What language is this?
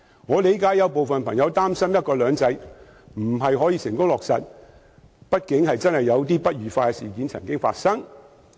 Cantonese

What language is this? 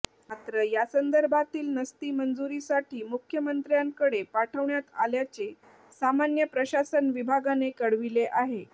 Marathi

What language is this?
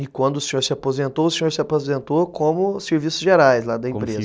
Portuguese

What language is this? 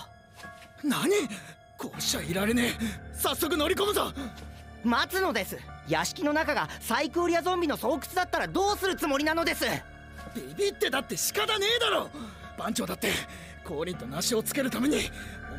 Japanese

